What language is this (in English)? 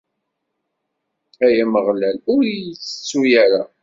Kabyle